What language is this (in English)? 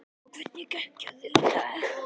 Icelandic